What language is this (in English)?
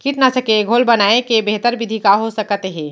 Chhattisgarhi